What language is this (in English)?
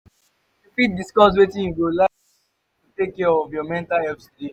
Nigerian Pidgin